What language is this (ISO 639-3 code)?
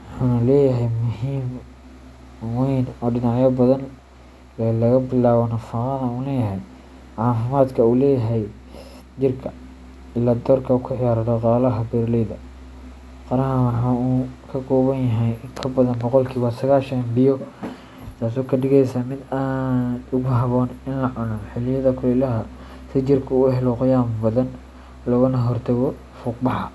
som